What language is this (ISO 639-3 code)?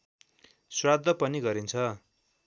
nep